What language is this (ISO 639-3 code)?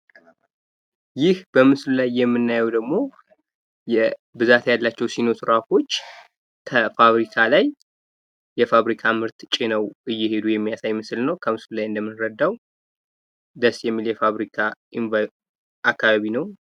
amh